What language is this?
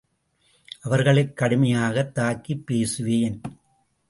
Tamil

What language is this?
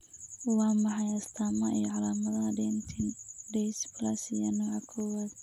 Somali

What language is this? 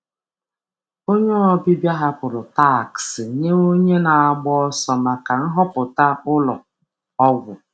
Igbo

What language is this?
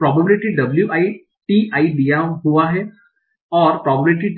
Hindi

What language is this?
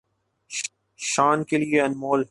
Urdu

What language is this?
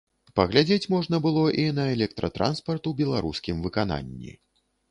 Belarusian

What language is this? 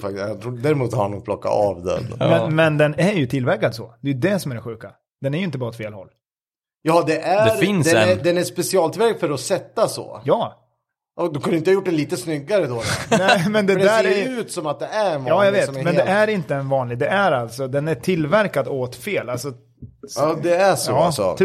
Swedish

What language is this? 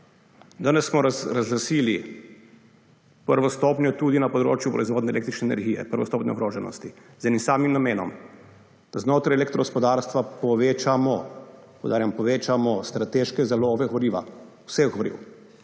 Slovenian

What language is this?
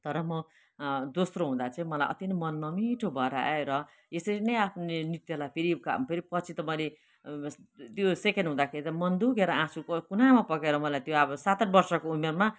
Nepali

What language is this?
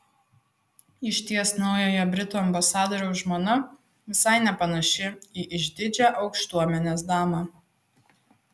Lithuanian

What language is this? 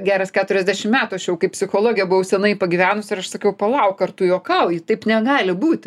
Lithuanian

